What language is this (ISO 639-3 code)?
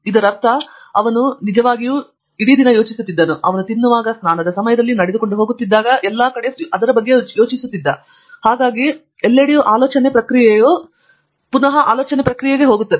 kan